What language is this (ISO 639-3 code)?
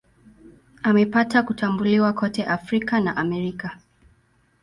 swa